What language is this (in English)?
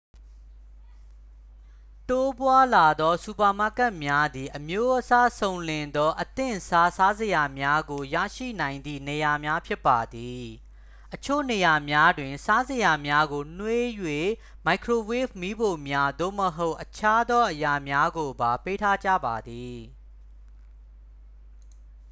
Burmese